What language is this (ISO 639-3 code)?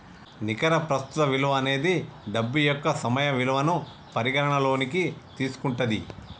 tel